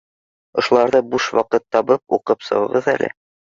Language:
Bashkir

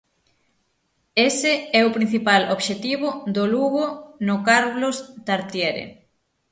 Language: Galician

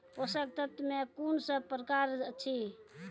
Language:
Maithili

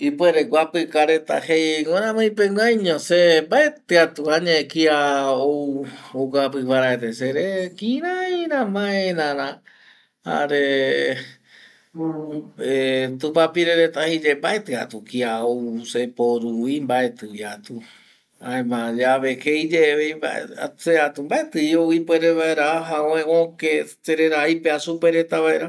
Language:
Eastern Bolivian Guaraní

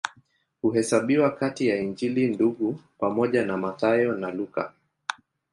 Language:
Swahili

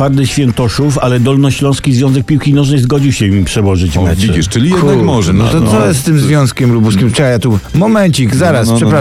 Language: Polish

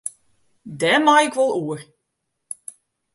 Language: Western Frisian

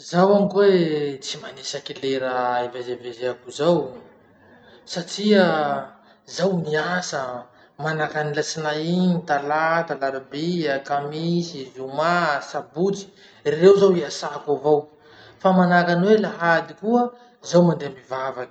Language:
Masikoro Malagasy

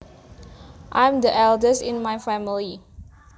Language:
Javanese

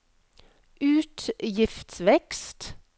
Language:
Norwegian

